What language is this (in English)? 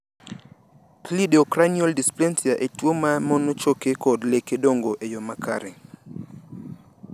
Luo (Kenya and Tanzania)